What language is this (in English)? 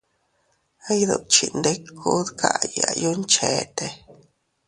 Teutila Cuicatec